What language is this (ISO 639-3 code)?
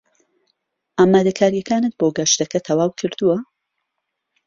ckb